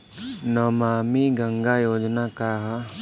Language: Bhojpuri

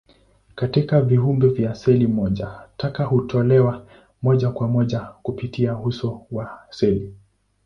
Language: Swahili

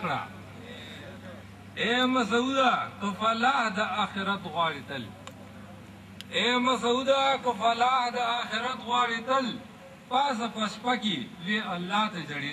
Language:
Turkish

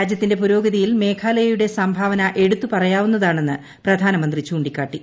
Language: Malayalam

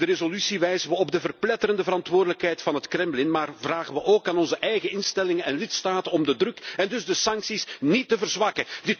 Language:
Dutch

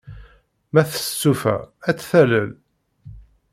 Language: Kabyle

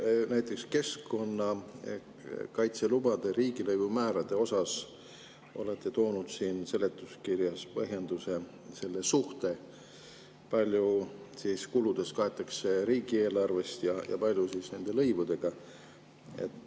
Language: Estonian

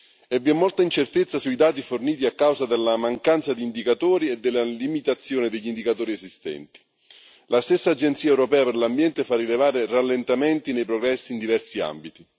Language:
Italian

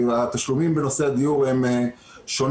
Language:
Hebrew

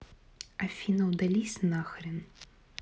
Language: Russian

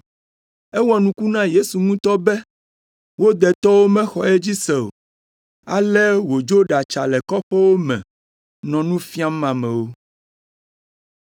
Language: Ewe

